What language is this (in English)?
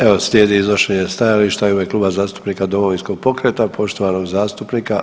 Croatian